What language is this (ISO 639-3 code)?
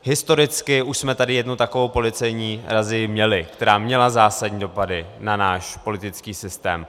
ces